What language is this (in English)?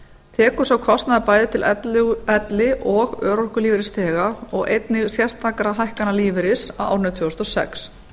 Icelandic